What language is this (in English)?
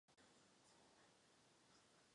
Czech